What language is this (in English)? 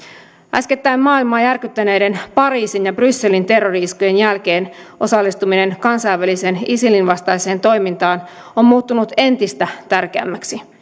Finnish